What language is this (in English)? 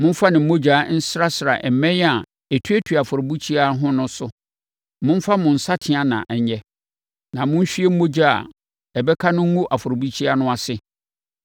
Akan